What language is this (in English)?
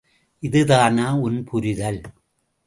Tamil